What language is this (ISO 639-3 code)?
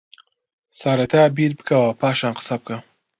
ckb